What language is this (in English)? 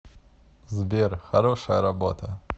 Russian